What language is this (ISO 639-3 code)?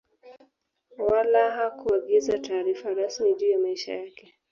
swa